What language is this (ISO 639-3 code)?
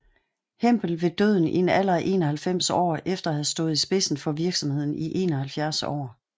dan